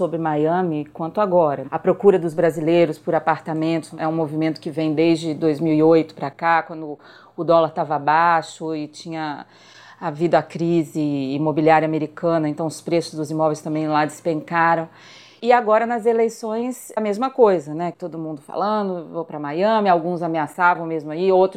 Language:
Portuguese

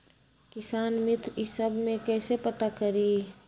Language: Magahi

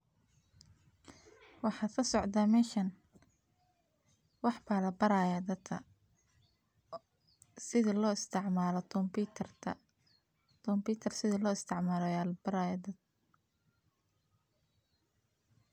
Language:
Somali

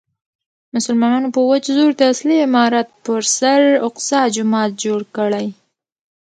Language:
Pashto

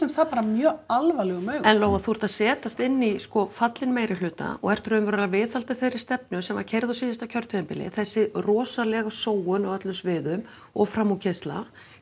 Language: Icelandic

